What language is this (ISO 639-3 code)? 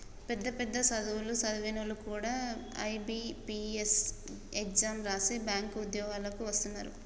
tel